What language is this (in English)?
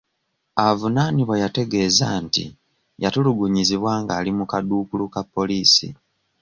Ganda